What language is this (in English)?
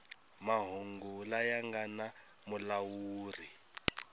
Tsonga